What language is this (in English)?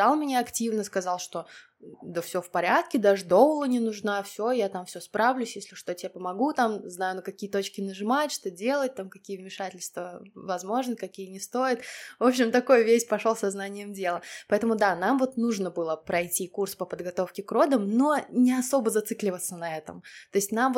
Russian